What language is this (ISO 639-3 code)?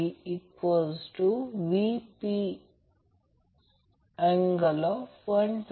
mar